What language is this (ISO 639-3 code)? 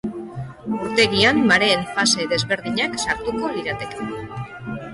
eus